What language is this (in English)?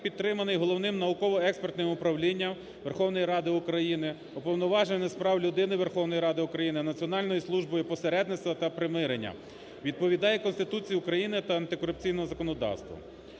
Ukrainian